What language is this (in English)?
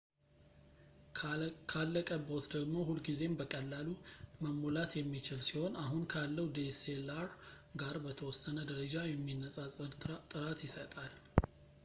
Amharic